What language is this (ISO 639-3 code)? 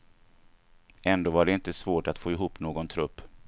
swe